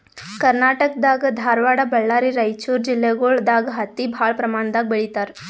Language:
Kannada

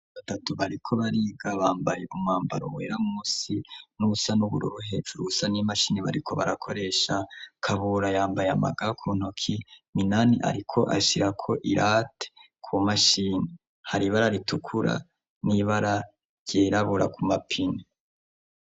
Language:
Rundi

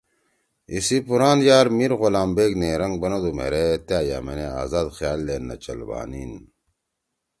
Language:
Torwali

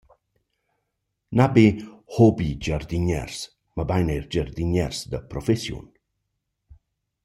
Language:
Romansh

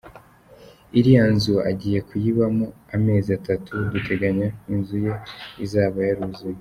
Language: Kinyarwanda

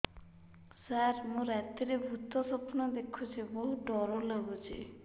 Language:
Odia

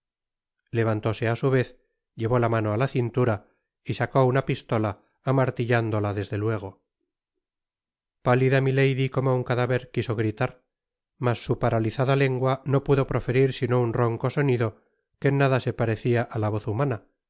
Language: Spanish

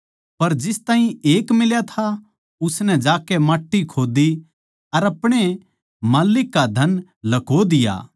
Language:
Haryanvi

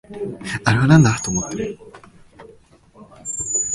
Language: Japanese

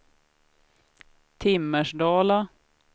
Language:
Swedish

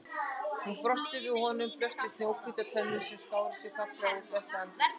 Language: Icelandic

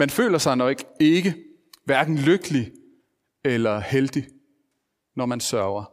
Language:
Danish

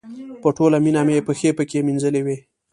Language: Pashto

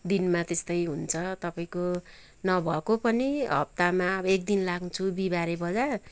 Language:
Nepali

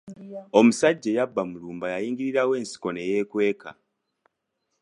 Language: Ganda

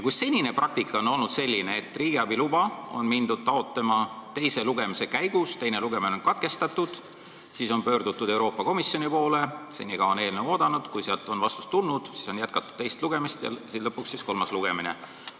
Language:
Estonian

